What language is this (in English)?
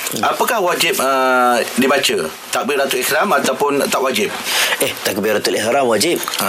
Malay